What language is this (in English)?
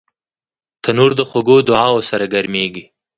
Pashto